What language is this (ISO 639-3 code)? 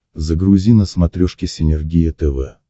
rus